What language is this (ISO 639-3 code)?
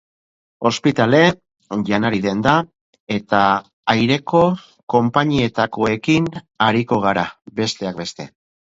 eus